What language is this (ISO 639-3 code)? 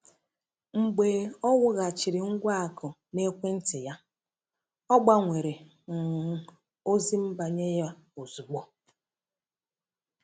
ibo